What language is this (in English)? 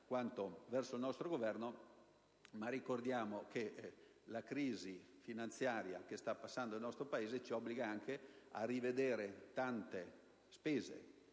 Italian